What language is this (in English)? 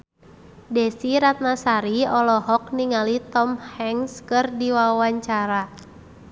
Sundanese